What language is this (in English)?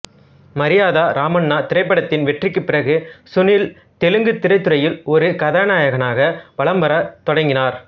Tamil